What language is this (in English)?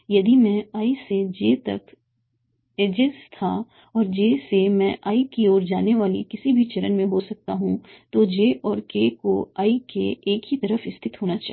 Hindi